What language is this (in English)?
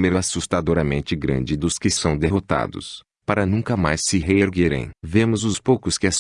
Portuguese